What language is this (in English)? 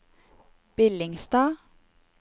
Norwegian